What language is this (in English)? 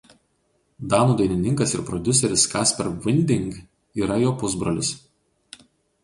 Lithuanian